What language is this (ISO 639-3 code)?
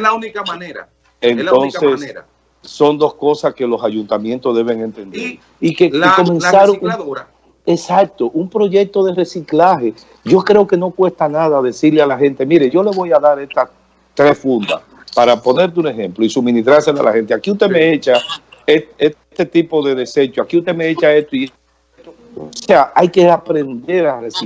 spa